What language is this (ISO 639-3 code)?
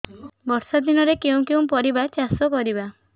ori